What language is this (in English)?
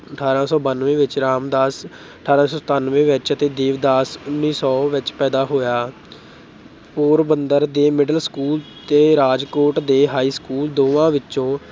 Punjabi